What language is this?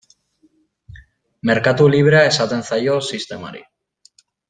Basque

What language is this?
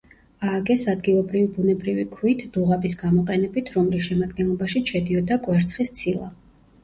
Georgian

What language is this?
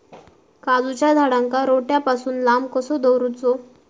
Marathi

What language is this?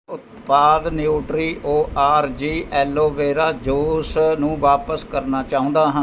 Punjabi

